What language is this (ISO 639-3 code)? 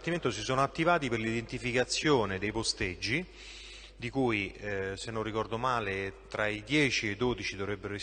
ita